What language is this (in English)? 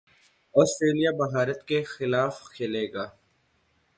Urdu